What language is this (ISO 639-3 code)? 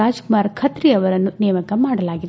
kan